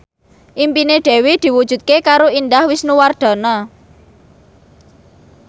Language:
Javanese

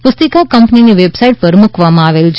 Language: Gujarati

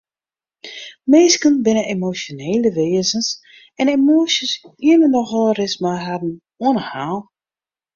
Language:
Western Frisian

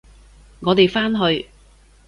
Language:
Cantonese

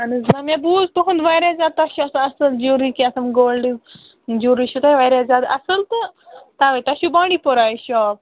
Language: Kashmiri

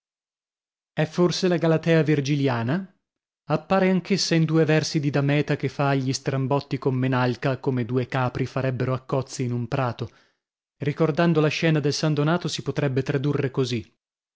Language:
Italian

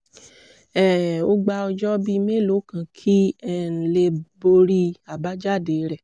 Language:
Yoruba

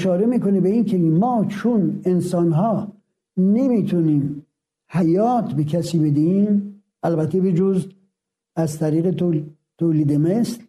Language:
Persian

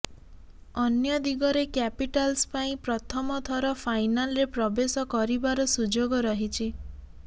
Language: Odia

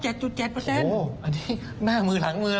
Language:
Thai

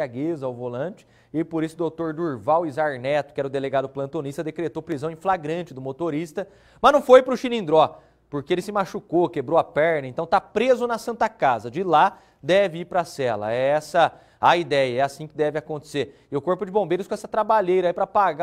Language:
Portuguese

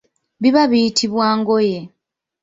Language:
Ganda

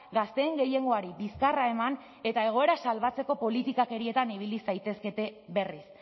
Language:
Basque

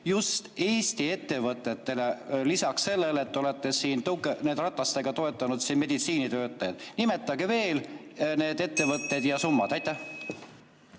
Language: Estonian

